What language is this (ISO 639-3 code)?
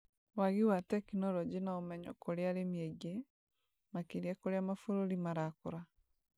kik